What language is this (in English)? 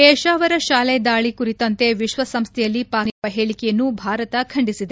Kannada